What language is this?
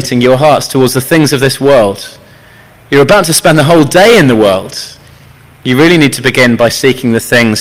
English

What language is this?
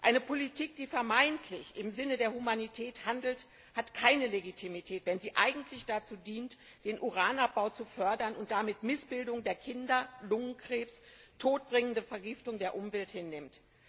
German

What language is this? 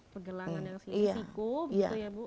Indonesian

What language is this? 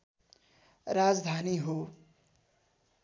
Nepali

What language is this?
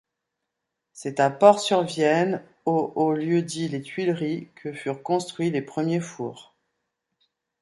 French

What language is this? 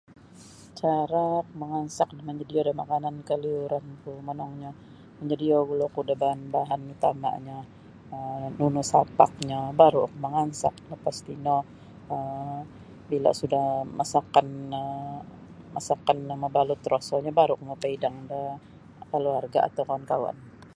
Sabah Bisaya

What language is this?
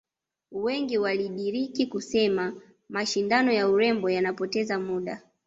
Swahili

